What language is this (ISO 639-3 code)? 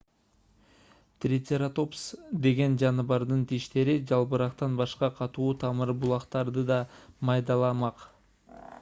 kir